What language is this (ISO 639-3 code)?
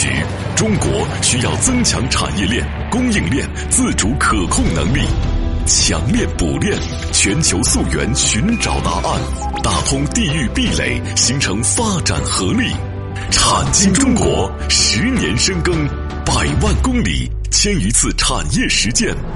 zho